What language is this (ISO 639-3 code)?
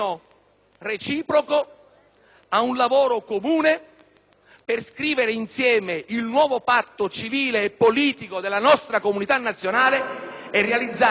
ita